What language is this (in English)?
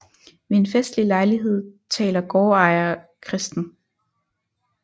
Danish